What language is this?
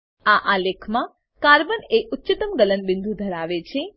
Gujarati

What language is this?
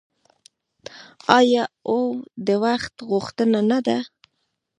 Pashto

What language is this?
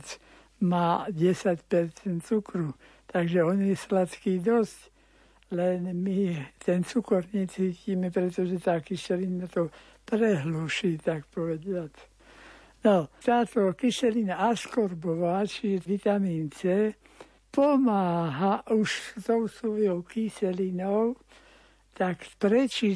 Slovak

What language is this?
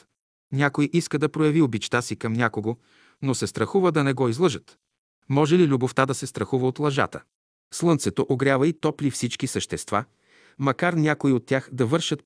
Bulgarian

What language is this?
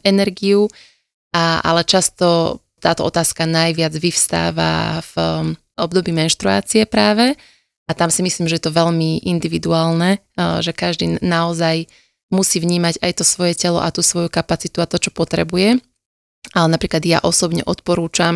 Slovak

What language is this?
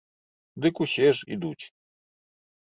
Belarusian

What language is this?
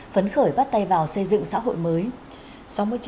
Vietnamese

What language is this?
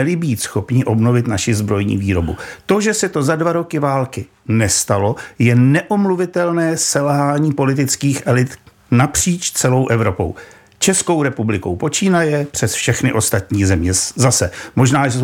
Czech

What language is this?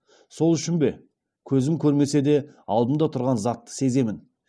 Kazakh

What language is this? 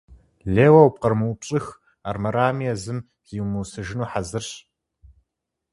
Kabardian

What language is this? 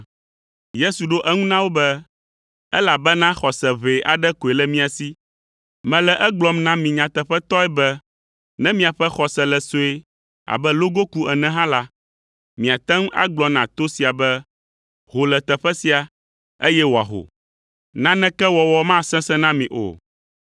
Ewe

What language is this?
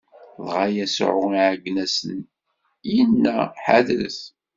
Kabyle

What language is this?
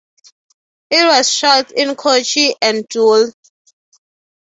English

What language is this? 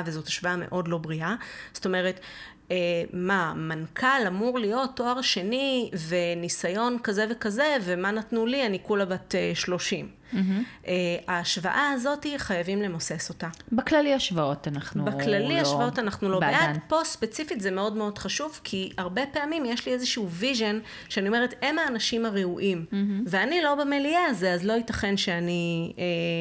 Hebrew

